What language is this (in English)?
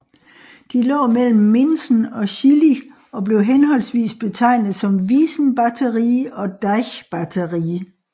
Danish